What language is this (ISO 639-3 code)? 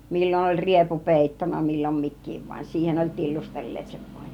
fin